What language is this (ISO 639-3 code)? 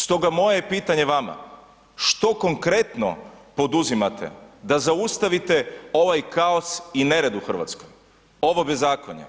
hrv